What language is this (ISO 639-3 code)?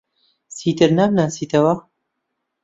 ckb